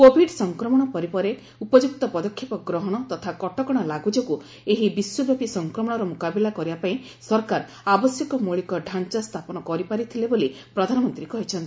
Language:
Odia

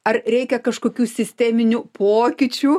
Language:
Lithuanian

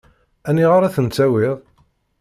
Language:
Kabyle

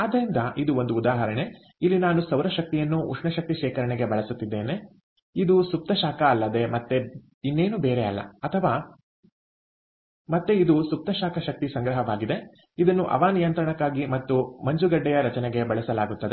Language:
Kannada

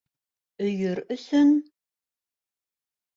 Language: Bashkir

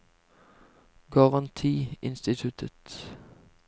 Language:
Norwegian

